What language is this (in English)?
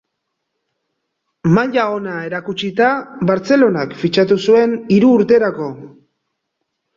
Basque